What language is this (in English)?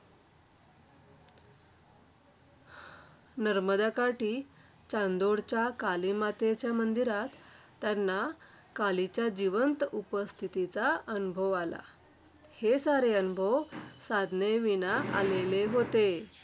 Marathi